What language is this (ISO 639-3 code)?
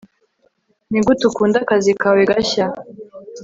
kin